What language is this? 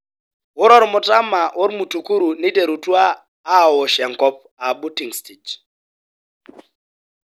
Masai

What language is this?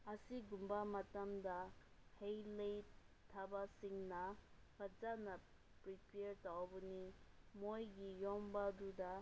Manipuri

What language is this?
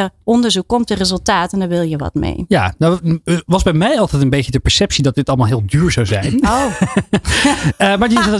Dutch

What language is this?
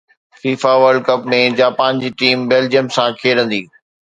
Sindhi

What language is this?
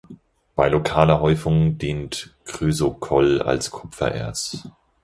German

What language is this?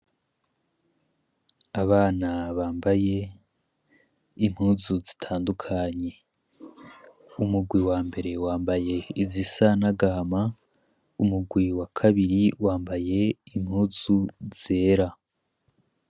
Rundi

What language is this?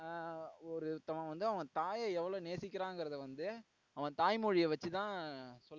Tamil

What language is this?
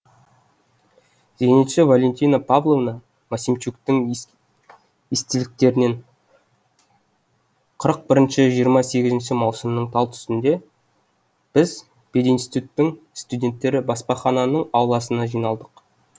Kazakh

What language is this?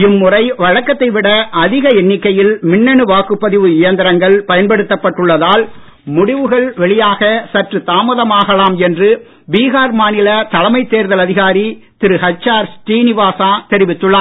Tamil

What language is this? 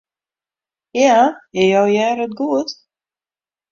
Western Frisian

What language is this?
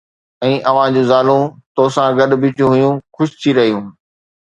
Sindhi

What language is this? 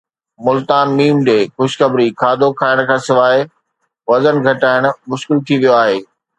Sindhi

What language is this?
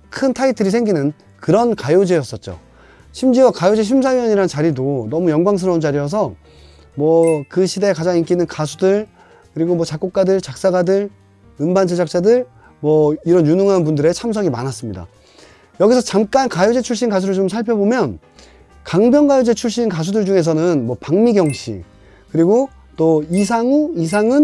Korean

